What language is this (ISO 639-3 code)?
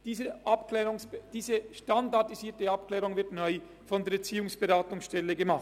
gsw